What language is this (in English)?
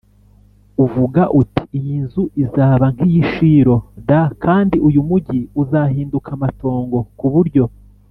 Kinyarwanda